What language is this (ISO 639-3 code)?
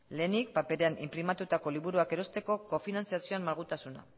eus